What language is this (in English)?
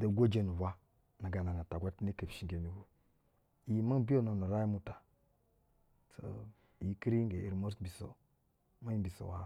Basa (Nigeria)